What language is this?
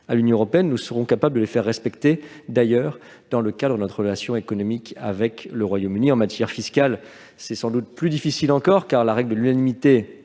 French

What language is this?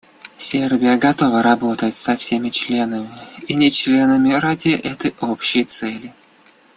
Russian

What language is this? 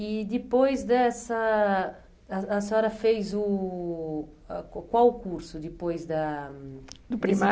Portuguese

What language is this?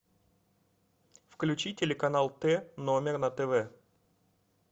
Russian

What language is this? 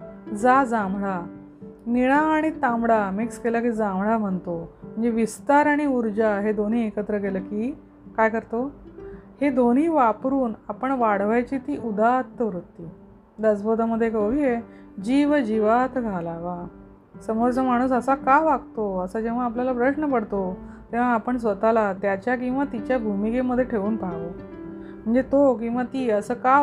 Marathi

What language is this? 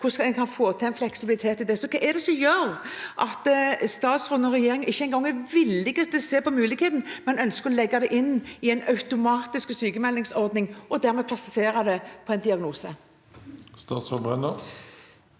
Norwegian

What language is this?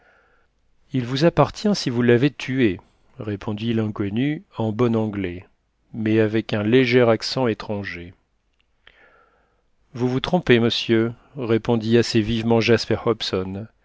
French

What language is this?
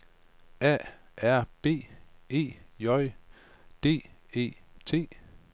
Danish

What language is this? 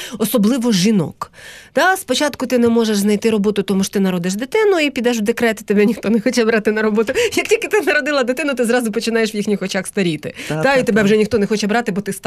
Ukrainian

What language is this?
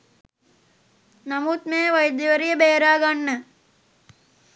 Sinhala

